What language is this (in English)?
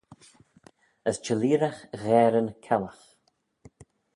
Manx